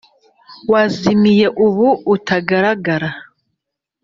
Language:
Kinyarwanda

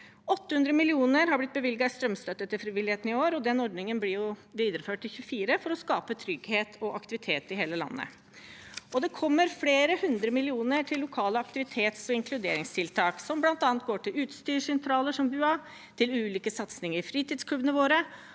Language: Norwegian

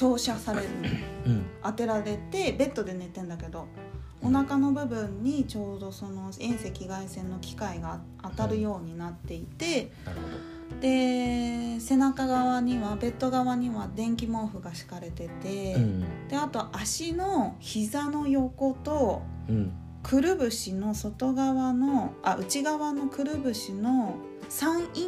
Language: Japanese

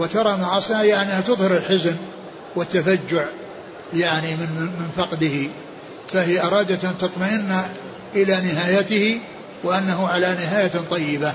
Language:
Arabic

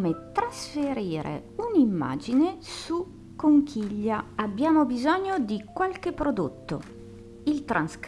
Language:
Italian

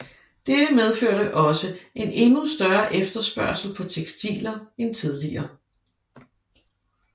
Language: Danish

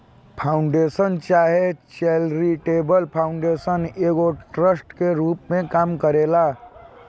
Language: Bhojpuri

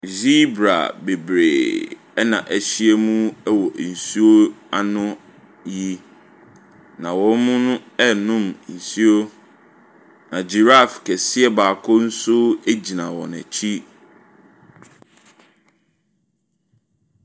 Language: Akan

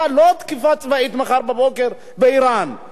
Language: Hebrew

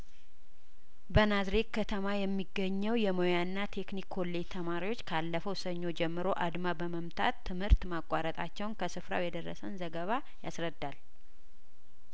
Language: Amharic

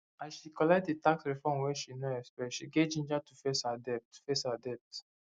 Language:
Nigerian Pidgin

